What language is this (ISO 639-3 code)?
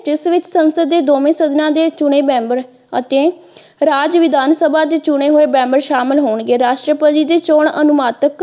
pan